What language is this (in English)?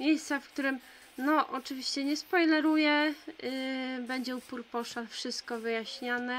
Polish